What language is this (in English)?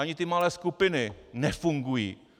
Czech